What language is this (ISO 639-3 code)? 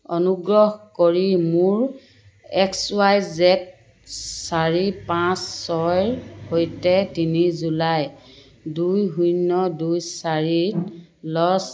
asm